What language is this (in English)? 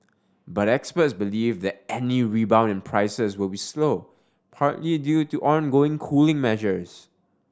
English